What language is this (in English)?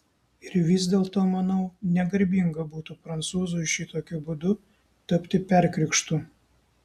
Lithuanian